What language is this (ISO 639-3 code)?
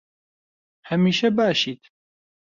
ckb